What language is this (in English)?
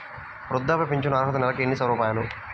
Telugu